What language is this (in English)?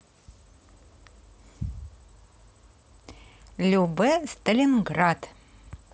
Russian